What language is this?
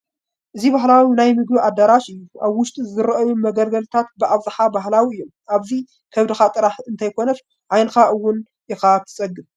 Tigrinya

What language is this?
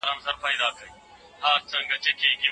Pashto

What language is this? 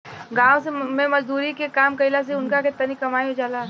Bhojpuri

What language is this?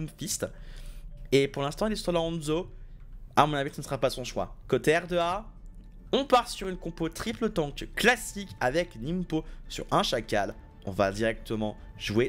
French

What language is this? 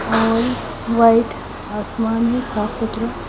Hindi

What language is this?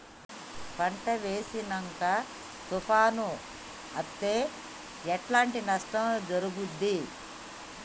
Telugu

